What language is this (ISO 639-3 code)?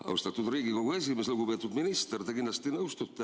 est